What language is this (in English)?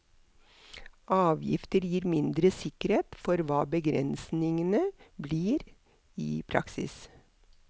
Norwegian